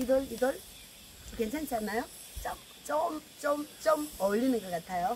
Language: Korean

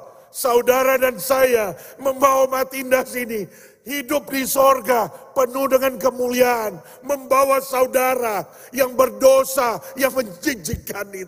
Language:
Indonesian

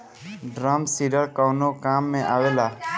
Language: Bhojpuri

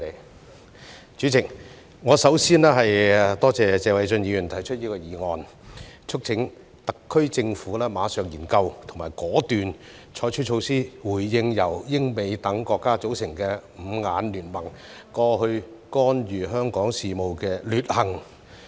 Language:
Cantonese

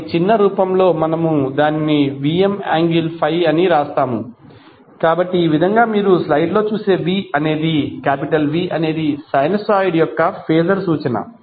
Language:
Telugu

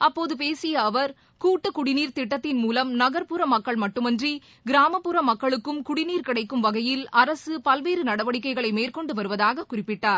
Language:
Tamil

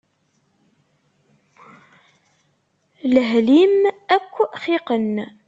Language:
Kabyle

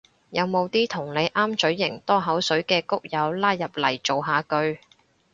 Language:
Cantonese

